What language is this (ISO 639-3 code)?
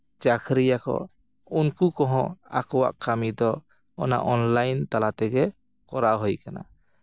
sat